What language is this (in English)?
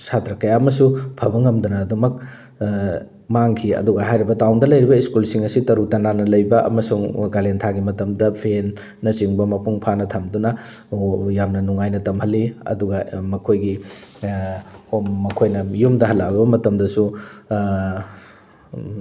Manipuri